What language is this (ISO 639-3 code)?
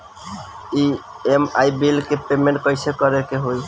bho